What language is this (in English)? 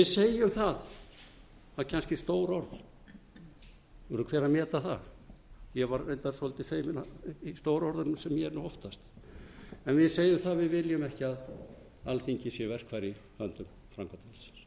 Icelandic